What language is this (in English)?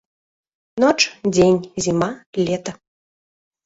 Belarusian